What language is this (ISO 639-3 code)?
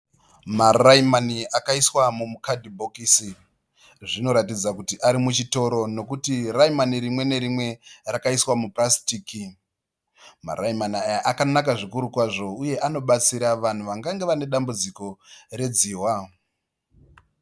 sna